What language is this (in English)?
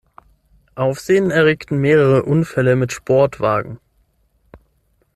German